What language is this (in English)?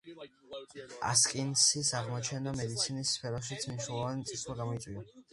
Georgian